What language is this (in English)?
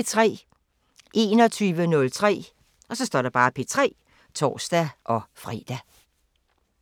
Danish